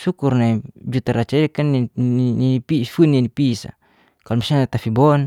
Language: Geser-Gorom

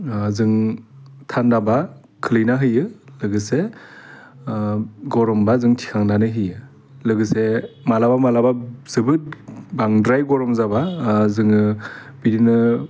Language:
Bodo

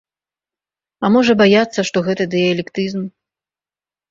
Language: Belarusian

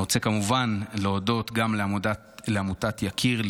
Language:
Hebrew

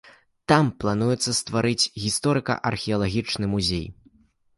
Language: Belarusian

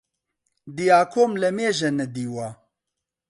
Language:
Central Kurdish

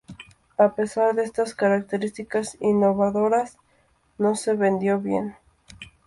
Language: Spanish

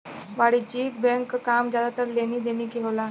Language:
Bhojpuri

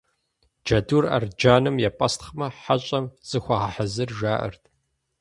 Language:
Kabardian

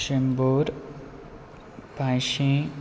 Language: Konkani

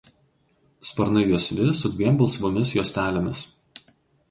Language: Lithuanian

